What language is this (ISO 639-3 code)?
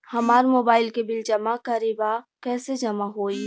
bho